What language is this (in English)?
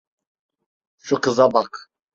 Turkish